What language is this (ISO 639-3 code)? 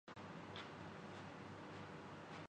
urd